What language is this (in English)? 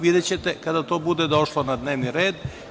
Serbian